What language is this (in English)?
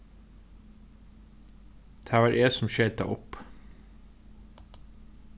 Faroese